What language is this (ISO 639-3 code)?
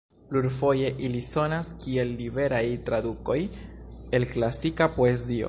epo